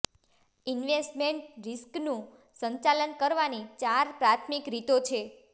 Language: Gujarati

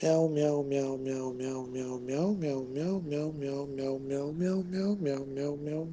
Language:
Russian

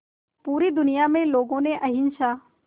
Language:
Hindi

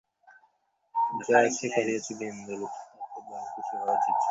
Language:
Bangla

